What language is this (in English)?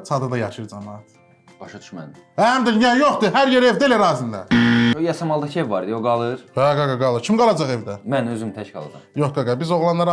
Turkish